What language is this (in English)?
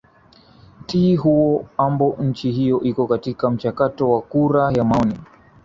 Swahili